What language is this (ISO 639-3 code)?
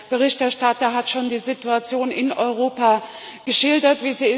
deu